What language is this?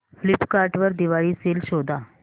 Marathi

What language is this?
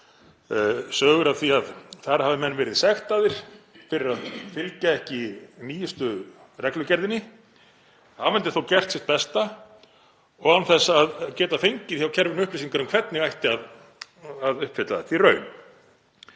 Icelandic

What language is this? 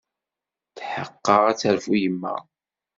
Kabyle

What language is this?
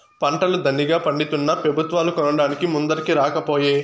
Telugu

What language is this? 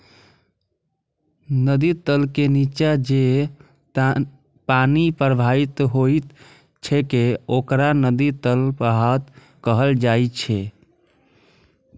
Maithili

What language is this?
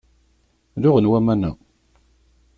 Kabyle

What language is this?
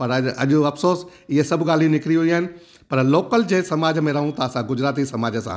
Sindhi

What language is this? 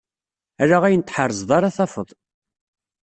Kabyle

